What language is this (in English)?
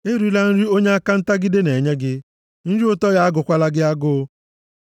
Igbo